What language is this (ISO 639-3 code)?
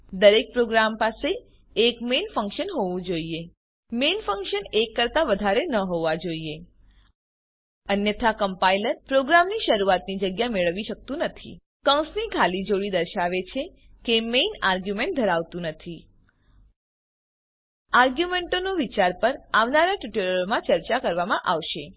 guj